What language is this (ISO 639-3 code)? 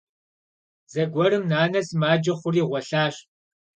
kbd